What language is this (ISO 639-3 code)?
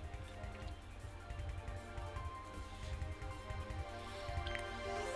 jpn